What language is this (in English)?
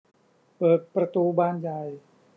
Thai